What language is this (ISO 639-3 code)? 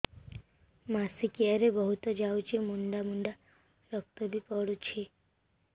ori